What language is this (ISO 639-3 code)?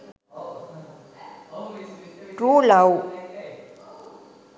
sin